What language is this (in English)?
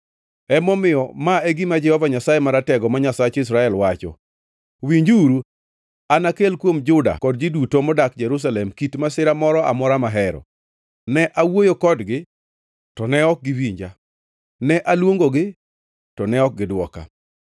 Luo (Kenya and Tanzania)